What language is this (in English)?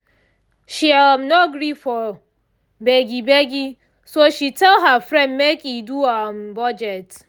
Nigerian Pidgin